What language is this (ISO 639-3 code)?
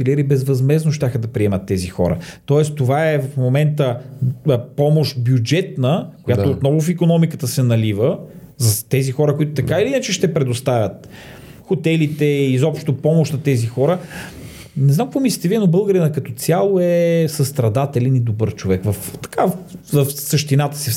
bul